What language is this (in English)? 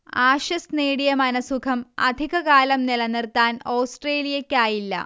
Malayalam